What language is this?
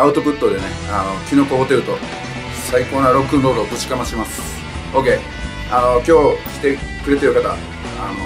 Japanese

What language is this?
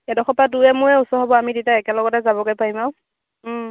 Assamese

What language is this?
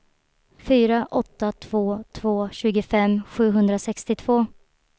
Swedish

